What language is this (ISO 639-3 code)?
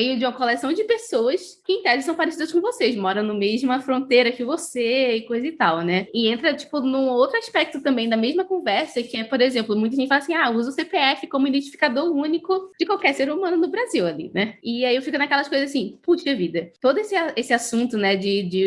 por